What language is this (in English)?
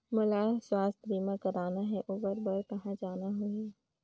Chhattisgarhi